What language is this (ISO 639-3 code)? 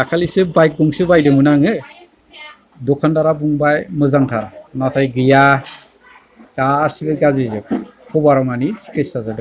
brx